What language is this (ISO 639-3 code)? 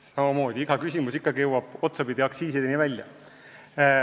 est